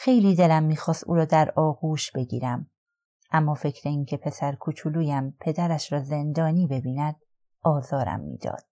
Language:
Persian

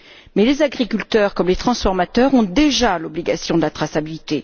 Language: French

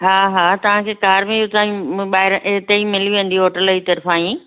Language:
Sindhi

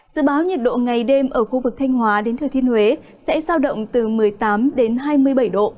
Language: Vietnamese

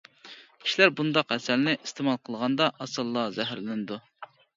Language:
Uyghur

